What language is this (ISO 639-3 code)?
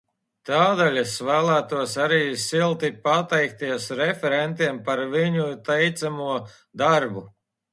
lav